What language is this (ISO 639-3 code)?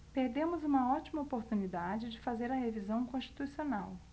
por